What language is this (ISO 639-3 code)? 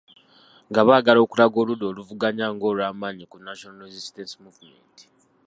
lug